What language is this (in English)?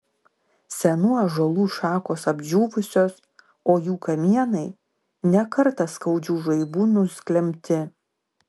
Lithuanian